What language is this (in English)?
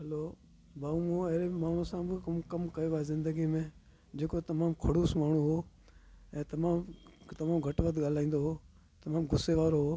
Sindhi